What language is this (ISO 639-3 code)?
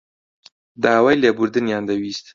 ckb